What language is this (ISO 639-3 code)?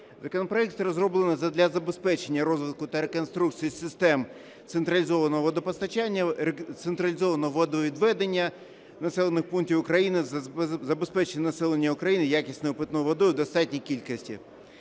ukr